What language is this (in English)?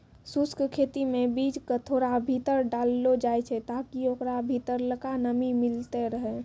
Maithili